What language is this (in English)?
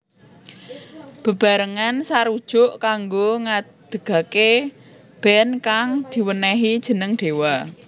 Javanese